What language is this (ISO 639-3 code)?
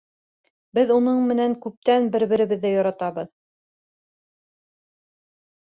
bak